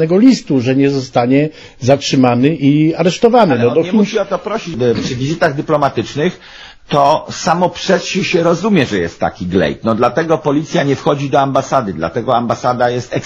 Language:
Polish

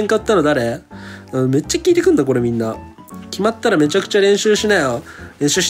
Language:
Japanese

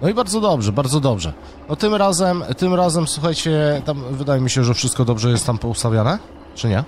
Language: Polish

